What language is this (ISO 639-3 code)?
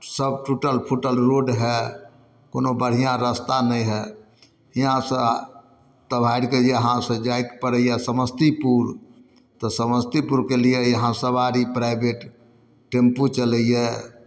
mai